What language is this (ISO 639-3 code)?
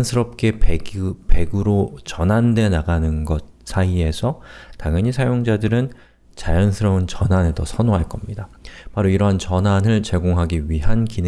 kor